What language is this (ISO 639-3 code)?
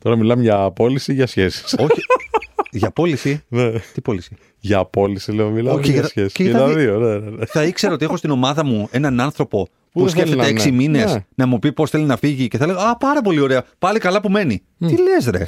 ell